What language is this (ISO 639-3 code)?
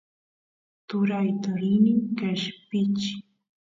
qus